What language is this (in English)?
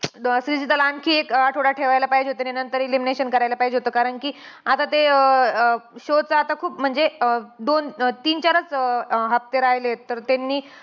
Marathi